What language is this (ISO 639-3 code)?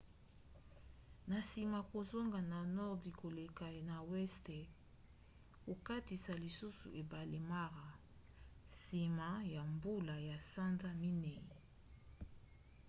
lin